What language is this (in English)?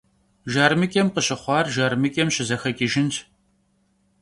Kabardian